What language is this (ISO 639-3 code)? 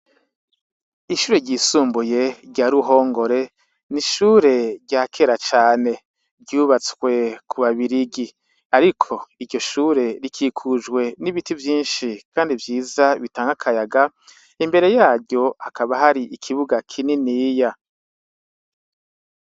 run